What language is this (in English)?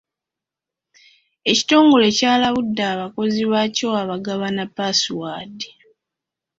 Ganda